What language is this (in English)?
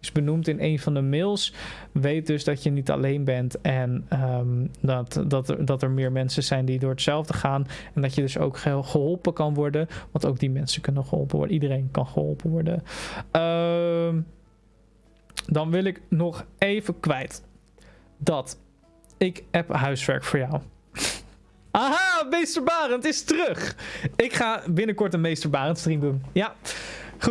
Dutch